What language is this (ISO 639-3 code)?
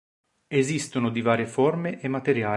ita